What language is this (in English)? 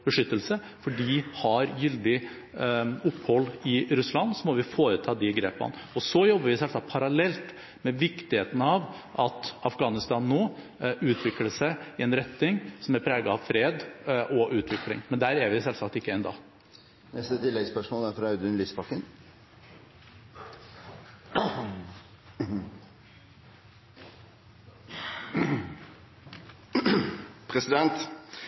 Norwegian Bokmål